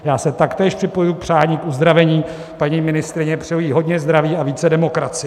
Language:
Czech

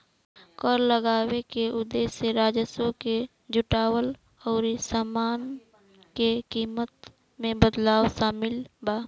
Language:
Bhojpuri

